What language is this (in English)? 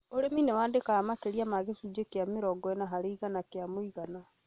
Kikuyu